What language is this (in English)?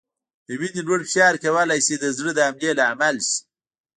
Pashto